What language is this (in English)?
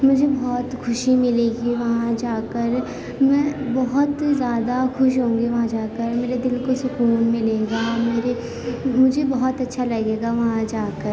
Urdu